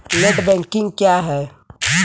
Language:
Hindi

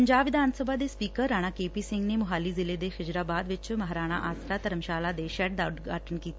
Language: Punjabi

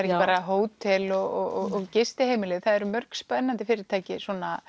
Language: Icelandic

